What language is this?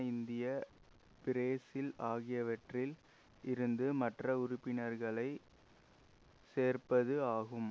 Tamil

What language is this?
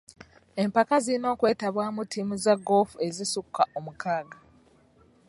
Ganda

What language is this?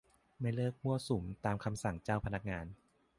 Thai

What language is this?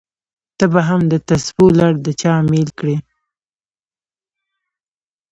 Pashto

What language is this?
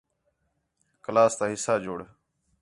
Khetrani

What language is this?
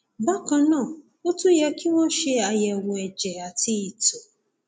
Yoruba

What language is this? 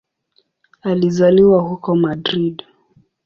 Swahili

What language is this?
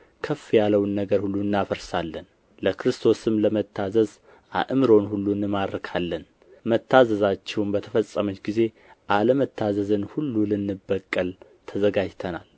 Amharic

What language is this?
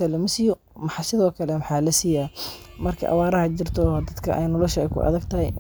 Somali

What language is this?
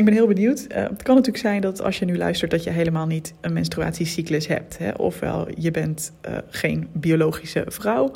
Dutch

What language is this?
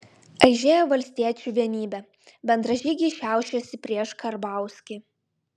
Lithuanian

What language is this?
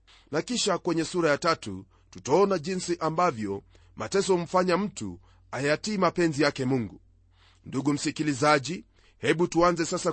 Swahili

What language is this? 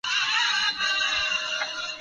Urdu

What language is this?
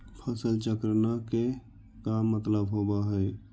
Magahi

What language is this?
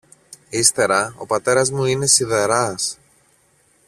Greek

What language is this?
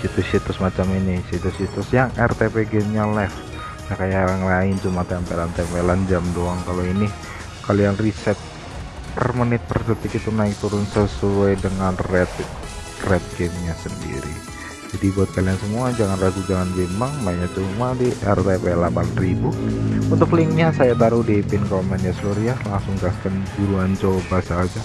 Indonesian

